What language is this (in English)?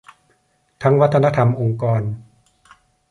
Thai